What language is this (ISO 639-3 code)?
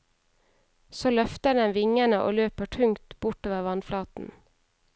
nor